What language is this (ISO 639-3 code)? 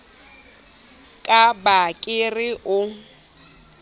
sot